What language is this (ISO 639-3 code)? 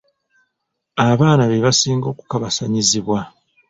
lug